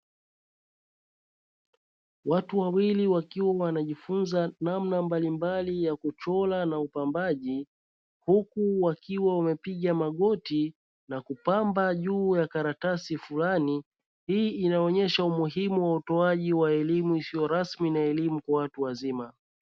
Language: Swahili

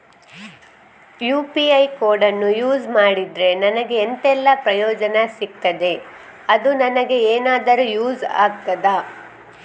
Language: Kannada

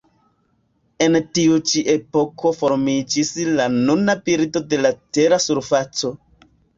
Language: Esperanto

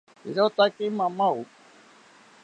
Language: South Ucayali Ashéninka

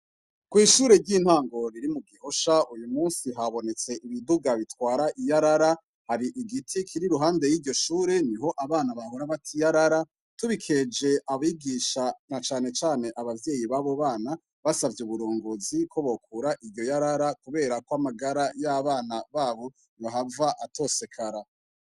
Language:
Rundi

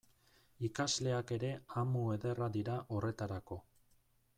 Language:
Basque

